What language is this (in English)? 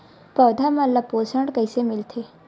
Chhattisgarhi